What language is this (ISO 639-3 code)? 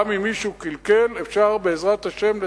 heb